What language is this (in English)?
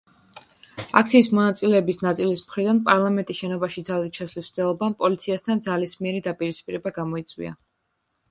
Georgian